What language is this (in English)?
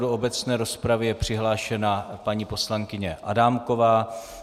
Czech